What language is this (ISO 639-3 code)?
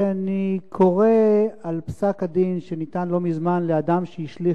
heb